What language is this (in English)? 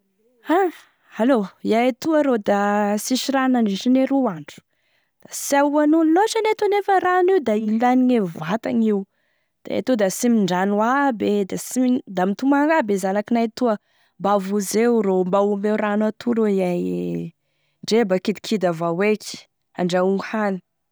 Tesaka Malagasy